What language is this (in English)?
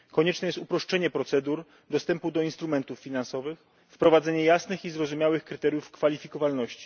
Polish